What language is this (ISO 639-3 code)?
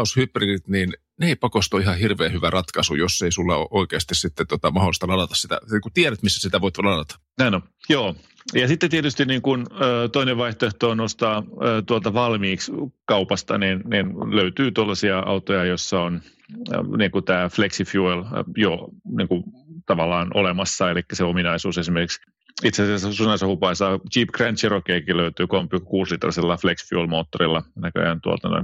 fin